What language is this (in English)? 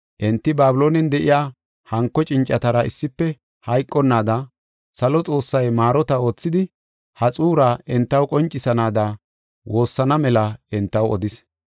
Gofa